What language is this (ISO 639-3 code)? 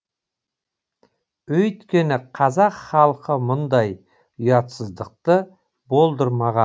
kaz